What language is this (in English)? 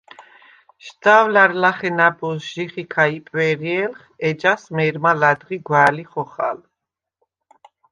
Svan